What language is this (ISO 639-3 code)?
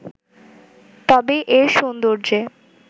ben